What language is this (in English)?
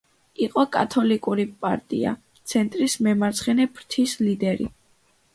Georgian